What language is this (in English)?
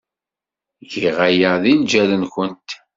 Kabyle